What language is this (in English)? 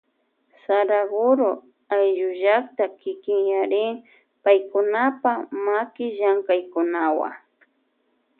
Loja Highland Quichua